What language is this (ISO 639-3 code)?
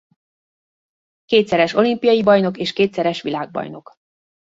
hun